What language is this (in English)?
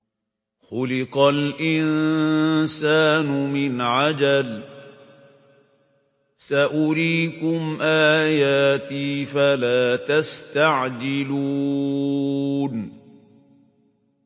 Arabic